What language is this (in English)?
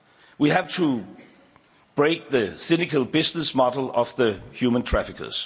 English